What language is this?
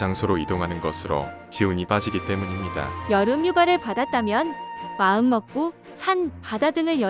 Korean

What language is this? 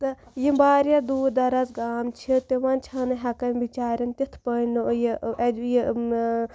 Kashmiri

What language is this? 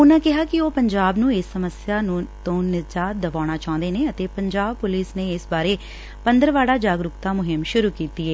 Punjabi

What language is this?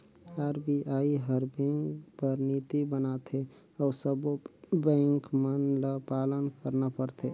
Chhattisgarhi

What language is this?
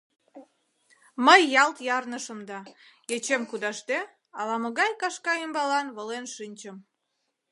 Mari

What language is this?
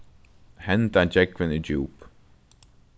Faroese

